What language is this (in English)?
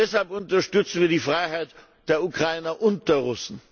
German